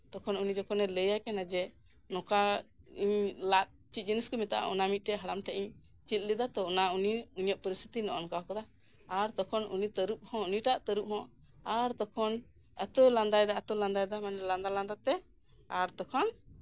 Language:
Santali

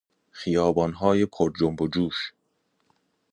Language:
Persian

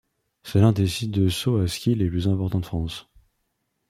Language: French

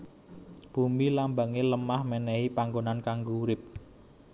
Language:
Javanese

